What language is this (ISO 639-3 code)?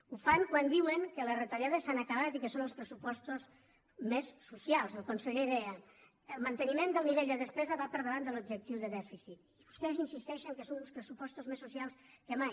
cat